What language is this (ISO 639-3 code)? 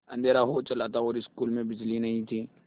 hin